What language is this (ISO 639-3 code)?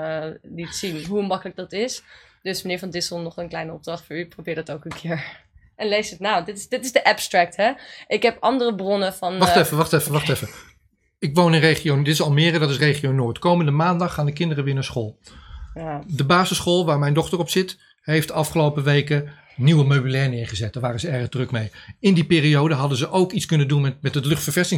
nld